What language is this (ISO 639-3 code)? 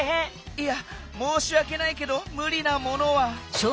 jpn